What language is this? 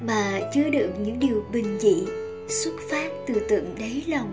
Vietnamese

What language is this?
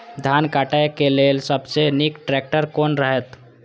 Maithili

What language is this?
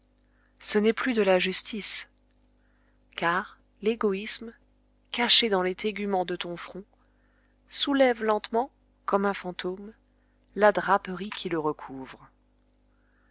French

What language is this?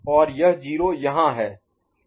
Hindi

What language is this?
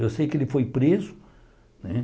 Portuguese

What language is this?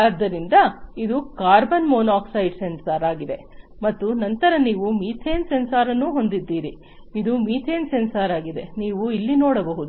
Kannada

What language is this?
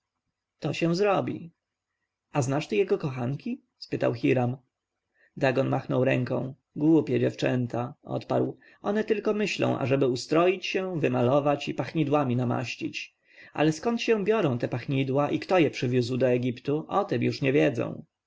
Polish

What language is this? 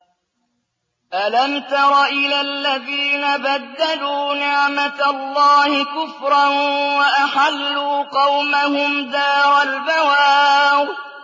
Arabic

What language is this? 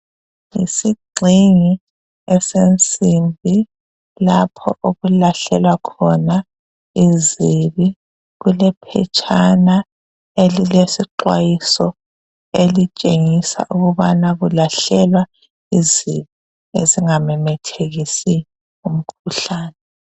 North Ndebele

